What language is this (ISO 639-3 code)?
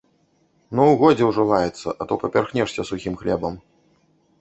bel